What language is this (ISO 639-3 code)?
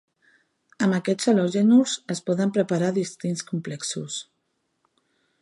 cat